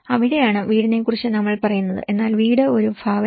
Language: Malayalam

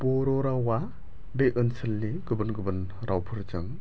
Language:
Bodo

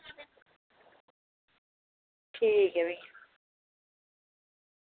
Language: Dogri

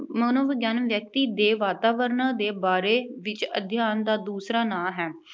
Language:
Punjabi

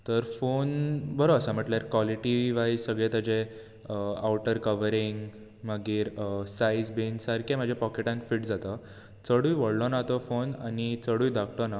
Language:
Konkani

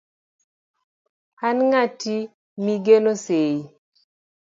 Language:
Luo (Kenya and Tanzania)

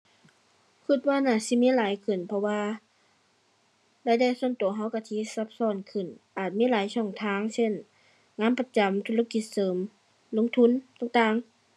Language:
Thai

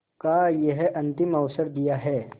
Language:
Hindi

